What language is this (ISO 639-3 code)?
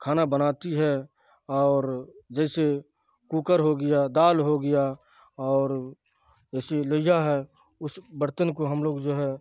urd